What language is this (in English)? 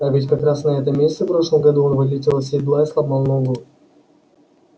Russian